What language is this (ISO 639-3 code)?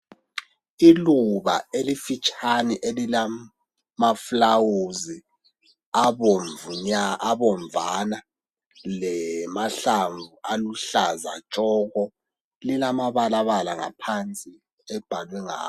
nde